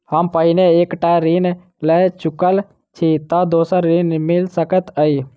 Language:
Maithili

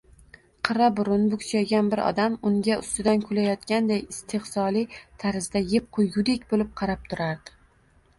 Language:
Uzbek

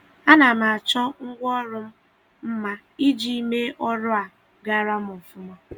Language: Igbo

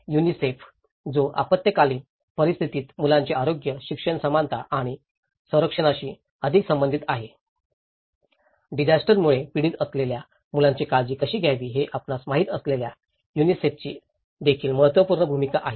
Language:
Marathi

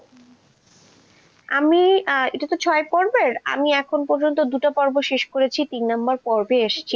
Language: Bangla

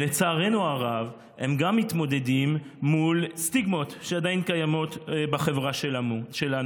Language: Hebrew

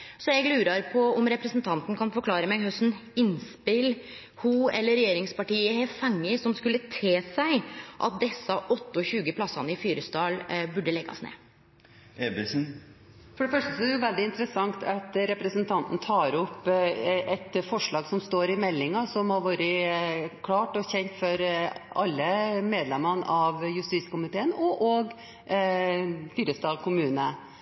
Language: Norwegian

